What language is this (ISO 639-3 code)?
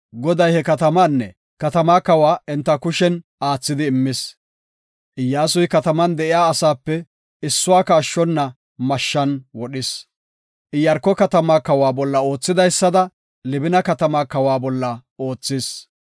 gof